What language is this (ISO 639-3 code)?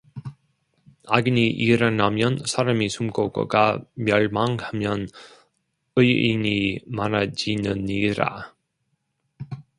kor